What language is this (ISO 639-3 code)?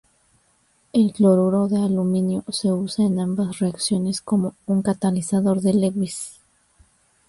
spa